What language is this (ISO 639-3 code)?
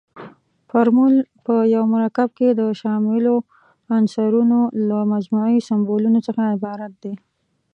pus